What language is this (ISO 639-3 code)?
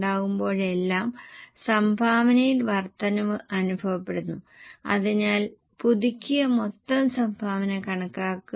mal